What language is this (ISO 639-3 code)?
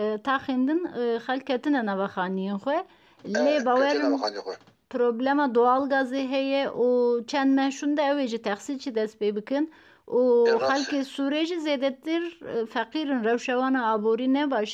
tur